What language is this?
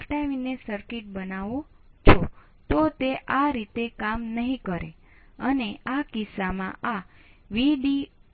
Gujarati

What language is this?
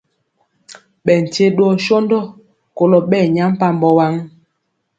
Mpiemo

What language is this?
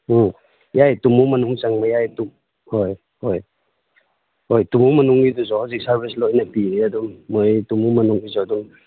Manipuri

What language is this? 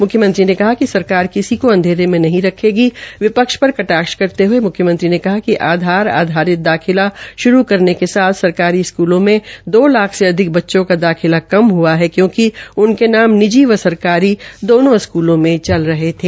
Hindi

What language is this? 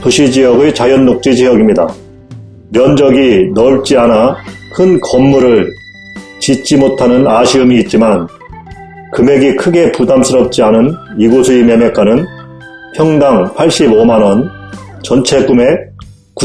Korean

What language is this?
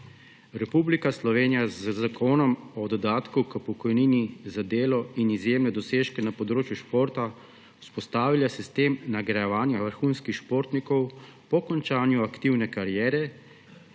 Slovenian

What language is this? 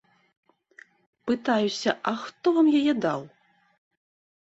Belarusian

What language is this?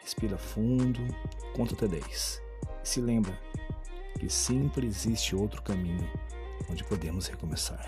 Portuguese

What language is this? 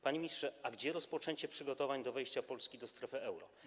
Polish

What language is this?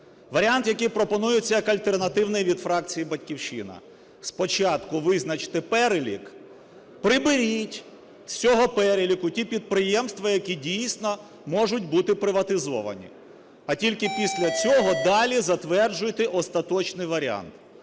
Ukrainian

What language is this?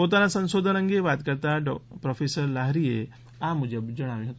Gujarati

